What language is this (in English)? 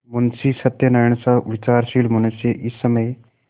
Hindi